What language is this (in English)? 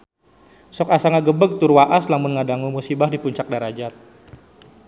Sundanese